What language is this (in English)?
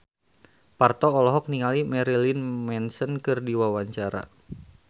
Sundanese